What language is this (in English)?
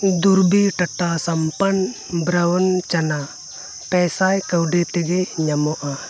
Santali